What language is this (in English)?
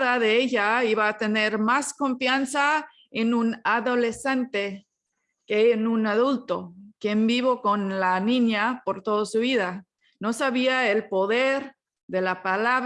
Spanish